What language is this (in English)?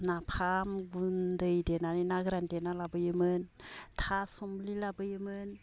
Bodo